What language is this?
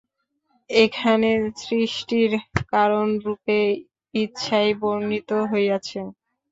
Bangla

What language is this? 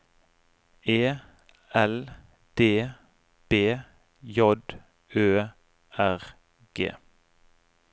Norwegian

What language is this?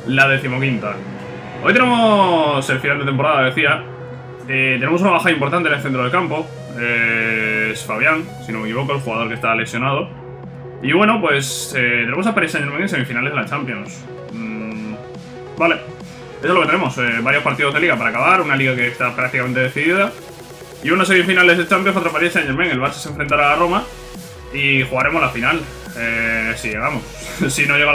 Spanish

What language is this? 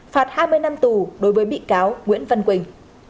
Vietnamese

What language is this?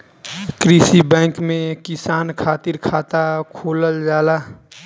Bhojpuri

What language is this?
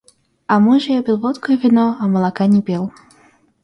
Russian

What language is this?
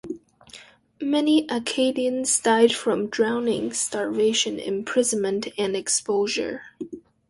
English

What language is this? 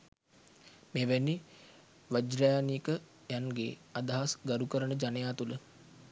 Sinhala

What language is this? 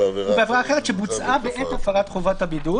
Hebrew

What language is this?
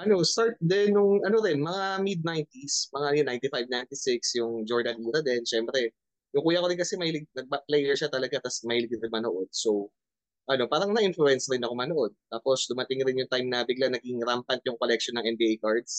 Filipino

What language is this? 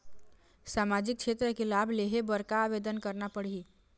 Chhattisgarhi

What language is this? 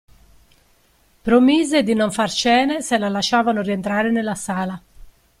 Italian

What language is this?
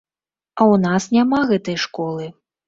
Belarusian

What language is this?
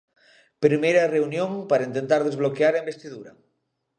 Galician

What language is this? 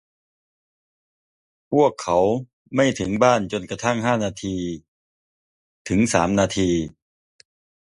Thai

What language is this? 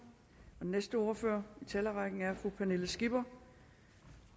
Danish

